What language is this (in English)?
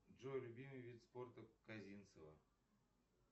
Russian